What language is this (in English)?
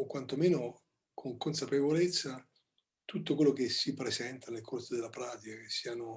Italian